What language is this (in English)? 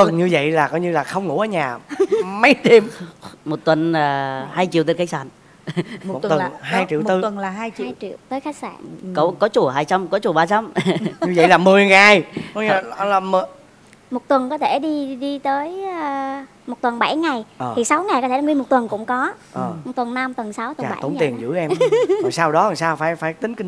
Vietnamese